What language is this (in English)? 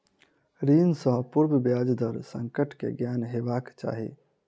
Maithili